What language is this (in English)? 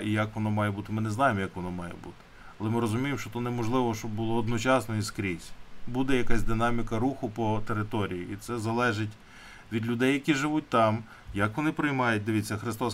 Ukrainian